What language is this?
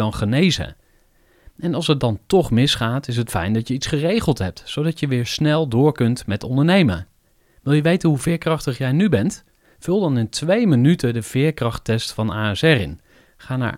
Dutch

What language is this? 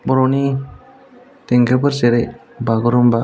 Bodo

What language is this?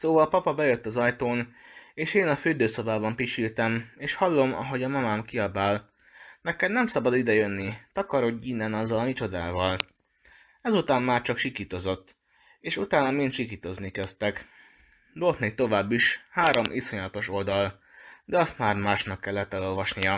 Hungarian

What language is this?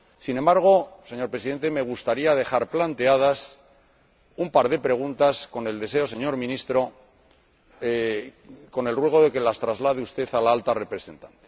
Spanish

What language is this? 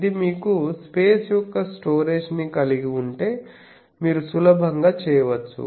Telugu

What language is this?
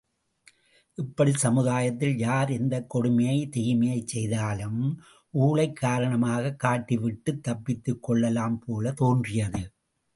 Tamil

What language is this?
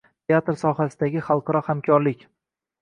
Uzbek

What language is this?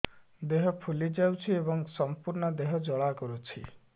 Odia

